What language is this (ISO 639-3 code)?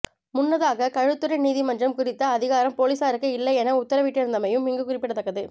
tam